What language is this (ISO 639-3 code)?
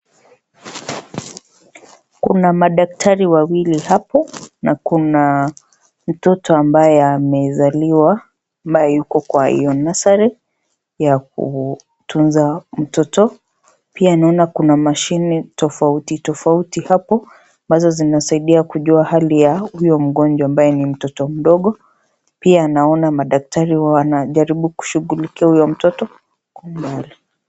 swa